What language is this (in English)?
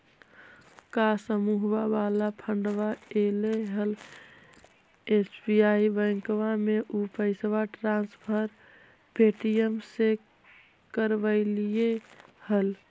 Magahi